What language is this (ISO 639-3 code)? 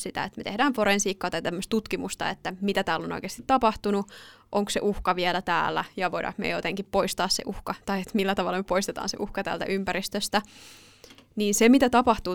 fin